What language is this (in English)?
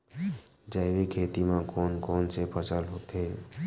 Chhattisgarhi